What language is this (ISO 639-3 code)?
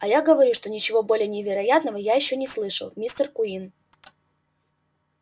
rus